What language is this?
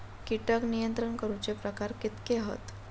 Marathi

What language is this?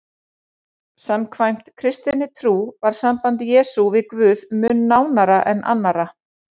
Icelandic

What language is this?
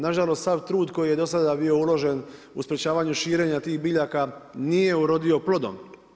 Croatian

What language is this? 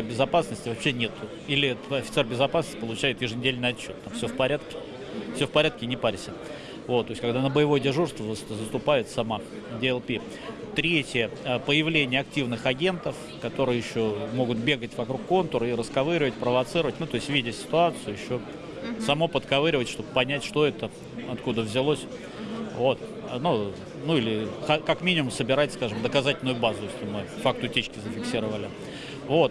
Russian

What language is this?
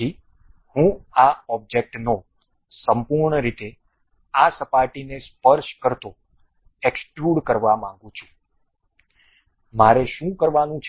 Gujarati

